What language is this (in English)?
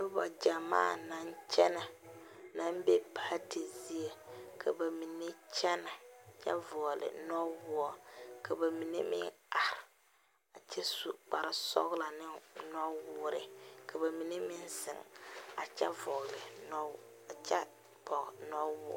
Southern Dagaare